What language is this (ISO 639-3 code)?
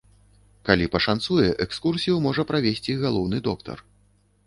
bel